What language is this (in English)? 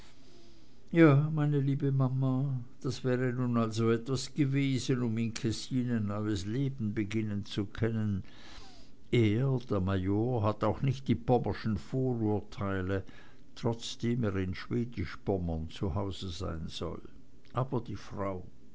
German